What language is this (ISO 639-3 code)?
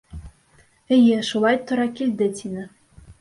bak